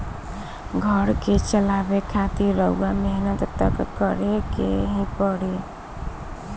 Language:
Bhojpuri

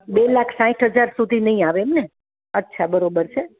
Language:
Gujarati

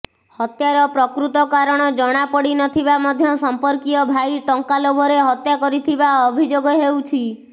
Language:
Odia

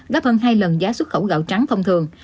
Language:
Vietnamese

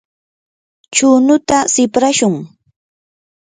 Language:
Yanahuanca Pasco Quechua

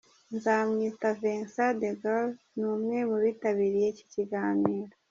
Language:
Kinyarwanda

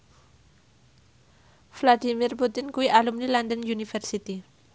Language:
Javanese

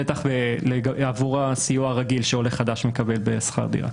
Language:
Hebrew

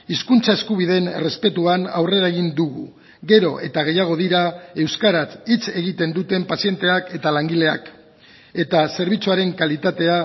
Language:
Basque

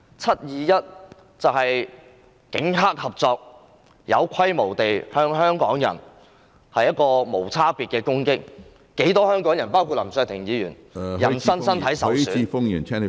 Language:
Cantonese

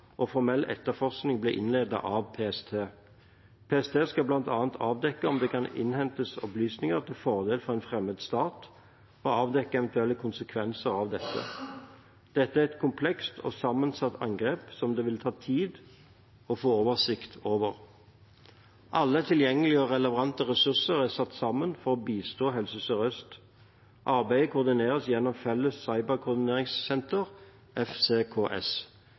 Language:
Norwegian Bokmål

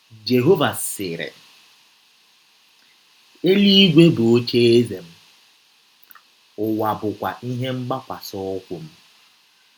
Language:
Igbo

